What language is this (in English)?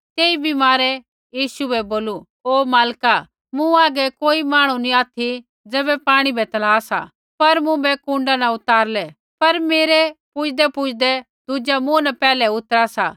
Kullu Pahari